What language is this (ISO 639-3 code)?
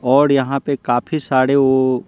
hin